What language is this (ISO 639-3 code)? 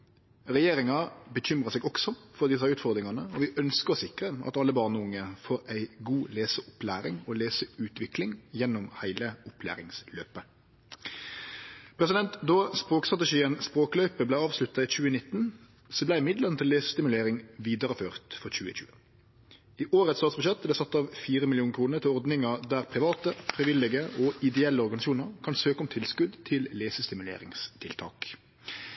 nno